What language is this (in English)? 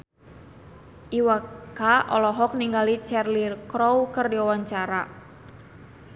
Sundanese